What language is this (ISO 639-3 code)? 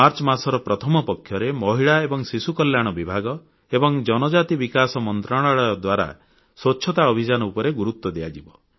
ori